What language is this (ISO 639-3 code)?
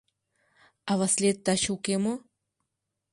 chm